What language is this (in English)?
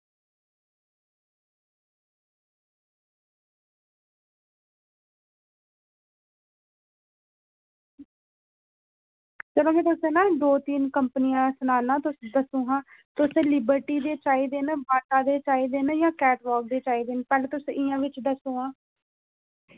Dogri